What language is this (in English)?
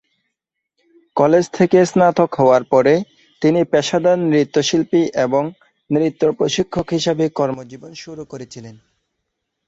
Bangla